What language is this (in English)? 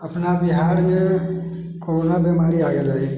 Maithili